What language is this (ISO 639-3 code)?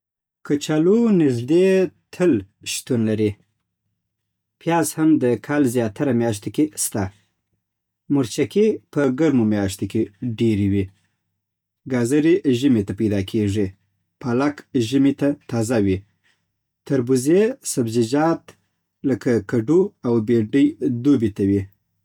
pbt